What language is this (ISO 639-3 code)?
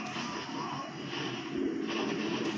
bho